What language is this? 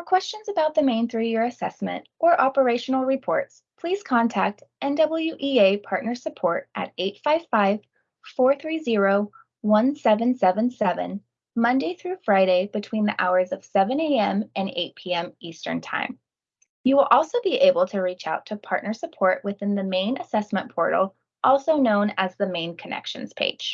English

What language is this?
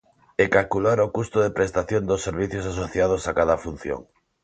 Galician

